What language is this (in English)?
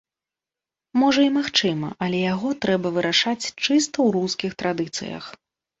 Belarusian